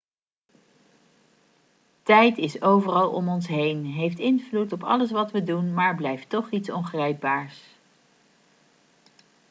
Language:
Dutch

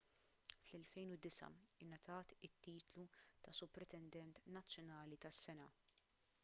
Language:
Maltese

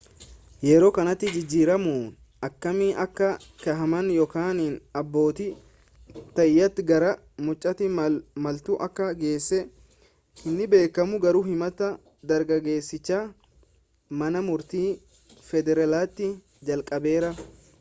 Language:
Oromo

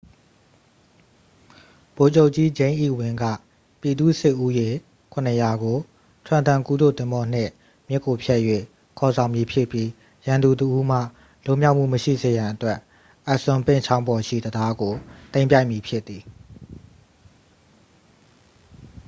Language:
Burmese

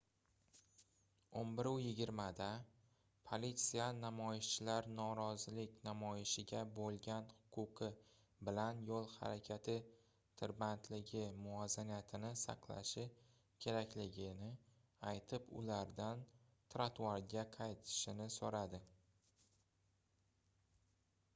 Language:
Uzbek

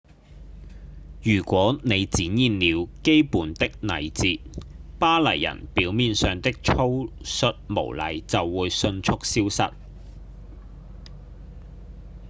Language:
Cantonese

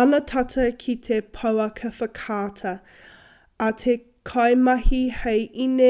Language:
Māori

